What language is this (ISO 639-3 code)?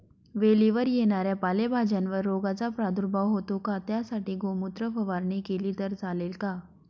mar